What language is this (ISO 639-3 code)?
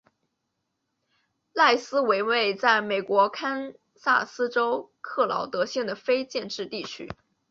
zho